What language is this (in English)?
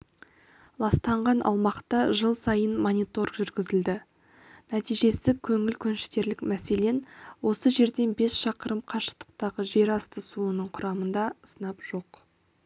Kazakh